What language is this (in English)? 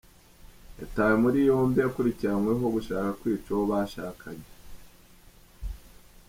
Kinyarwanda